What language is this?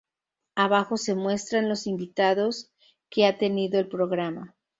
Spanish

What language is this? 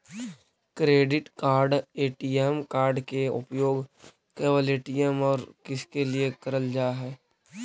Magahi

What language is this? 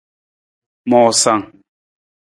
Nawdm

